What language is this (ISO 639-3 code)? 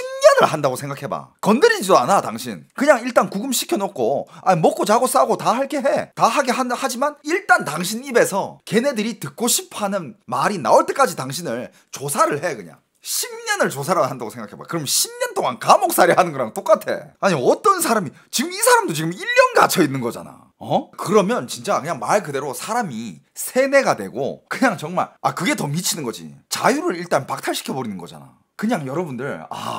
kor